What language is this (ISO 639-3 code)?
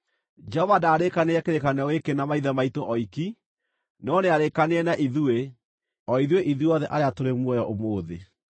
kik